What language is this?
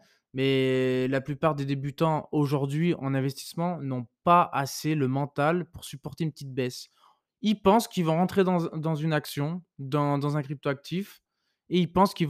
French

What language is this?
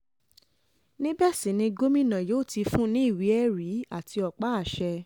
Yoruba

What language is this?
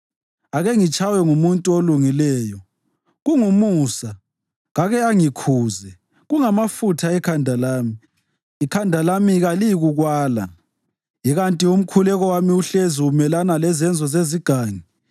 North Ndebele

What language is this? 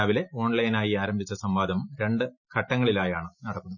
Malayalam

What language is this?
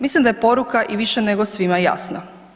Croatian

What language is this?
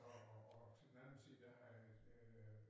Danish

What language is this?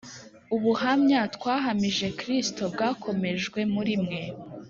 Kinyarwanda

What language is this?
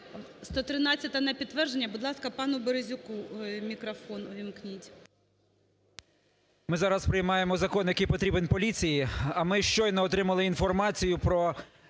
Ukrainian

